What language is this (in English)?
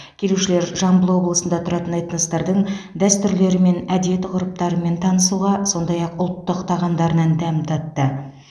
Kazakh